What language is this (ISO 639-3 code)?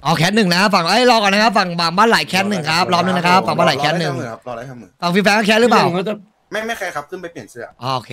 tha